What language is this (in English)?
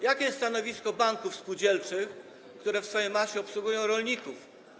Polish